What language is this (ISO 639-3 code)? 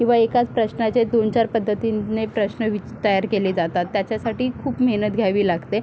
mar